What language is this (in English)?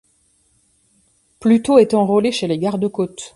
French